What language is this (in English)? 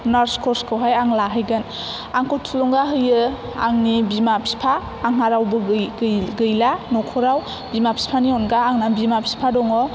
Bodo